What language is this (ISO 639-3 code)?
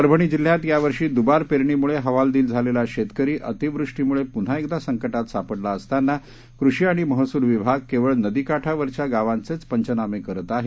mar